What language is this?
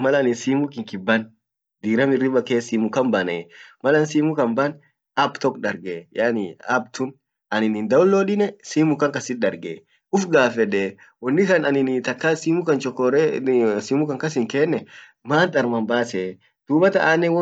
Orma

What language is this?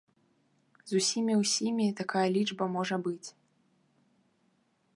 Belarusian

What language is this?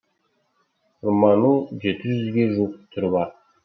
Kazakh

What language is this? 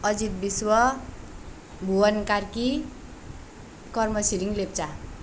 Nepali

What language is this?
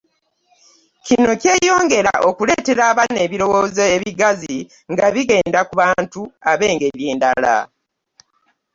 Ganda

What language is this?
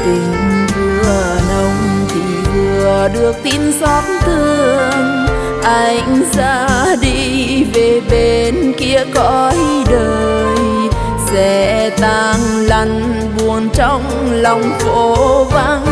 Vietnamese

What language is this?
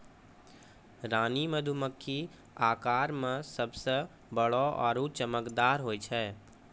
Maithili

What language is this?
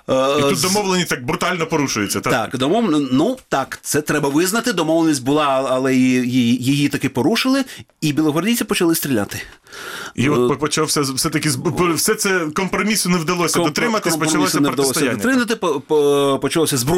Ukrainian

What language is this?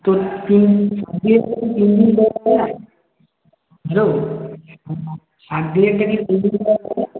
Bangla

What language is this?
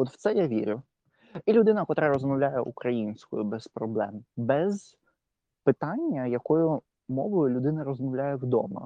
Ukrainian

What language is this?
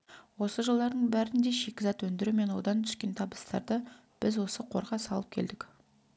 Kazakh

